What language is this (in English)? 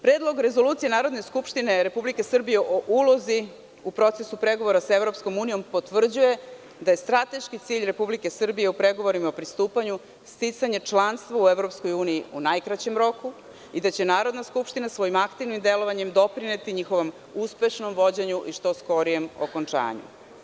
Serbian